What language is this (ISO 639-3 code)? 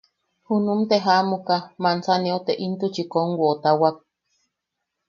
yaq